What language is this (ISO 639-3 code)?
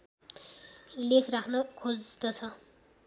nep